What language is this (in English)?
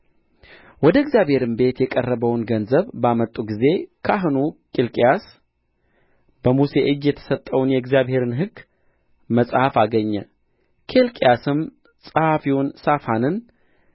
Amharic